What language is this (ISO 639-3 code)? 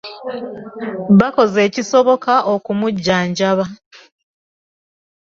lug